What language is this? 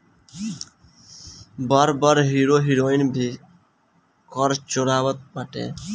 Bhojpuri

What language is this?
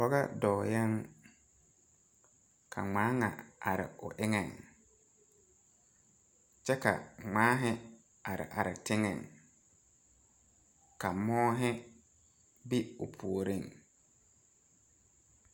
Southern Dagaare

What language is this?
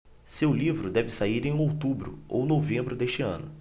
Portuguese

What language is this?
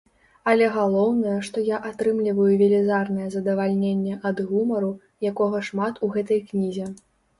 Belarusian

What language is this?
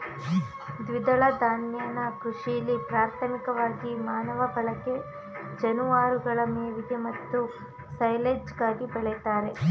Kannada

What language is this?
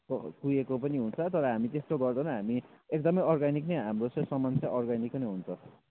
Nepali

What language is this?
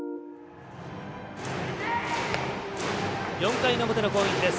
Japanese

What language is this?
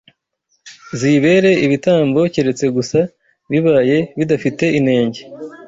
Kinyarwanda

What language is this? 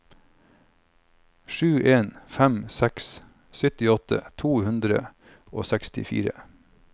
Norwegian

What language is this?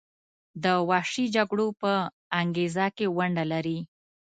Pashto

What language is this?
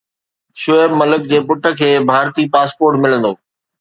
Sindhi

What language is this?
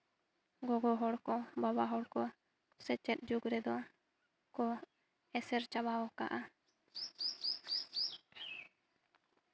Santali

